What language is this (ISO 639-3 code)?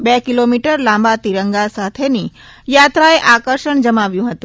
guj